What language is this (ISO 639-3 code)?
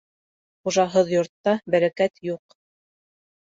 bak